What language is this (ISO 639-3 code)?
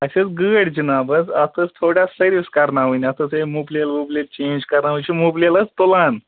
kas